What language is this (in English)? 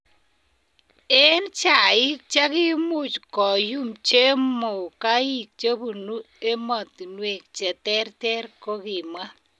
Kalenjin